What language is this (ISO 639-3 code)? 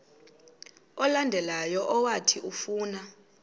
xho